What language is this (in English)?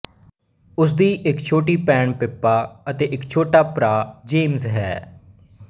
Punjabi